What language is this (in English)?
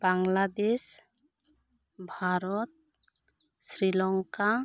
Santali